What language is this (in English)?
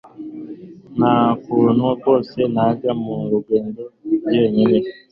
Kinyarwanda